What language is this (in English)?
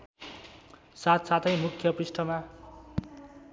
Nepali